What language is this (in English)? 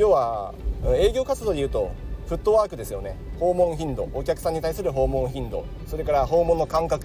Japanese